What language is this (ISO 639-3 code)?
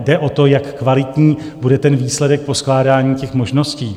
ces